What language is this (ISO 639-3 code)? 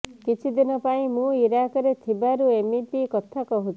ori